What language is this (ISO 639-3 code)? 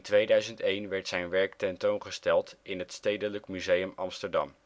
nld